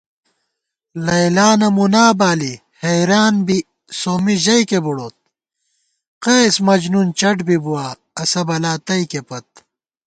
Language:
Gawar-Bati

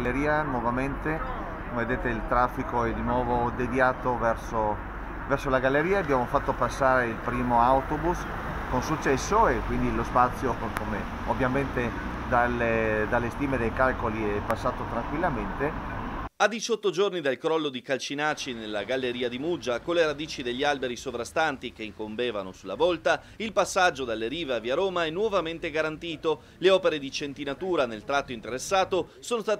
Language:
Italian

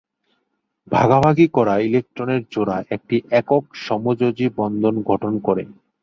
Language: Bangla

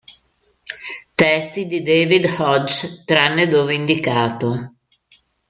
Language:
Italian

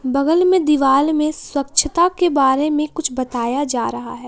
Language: Hindi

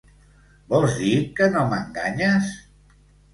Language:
Catalan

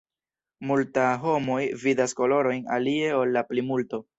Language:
Esperanto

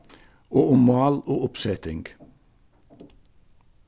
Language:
Faroese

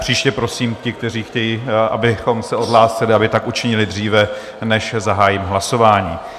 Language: Czech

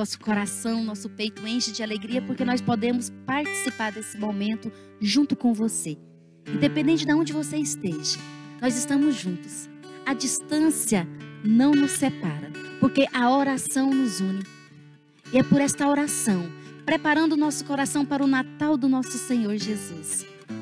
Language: Portuguese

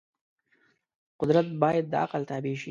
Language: Pashto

